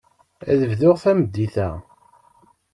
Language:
Kabyle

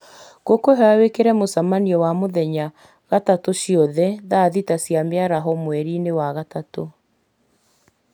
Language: Kikuyu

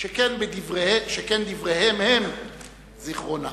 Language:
Hebrew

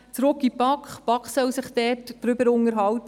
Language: Swiss German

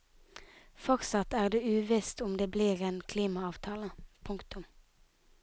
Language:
Norwegian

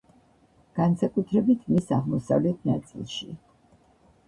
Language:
Georgian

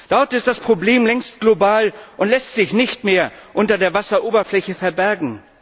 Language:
German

